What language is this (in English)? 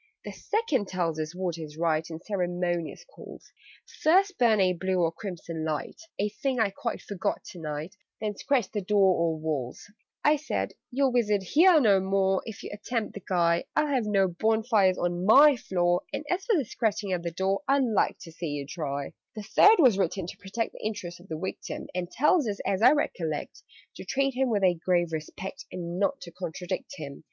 English